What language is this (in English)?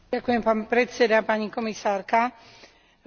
Slovak